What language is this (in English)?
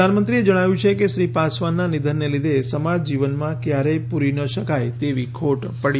Gujarati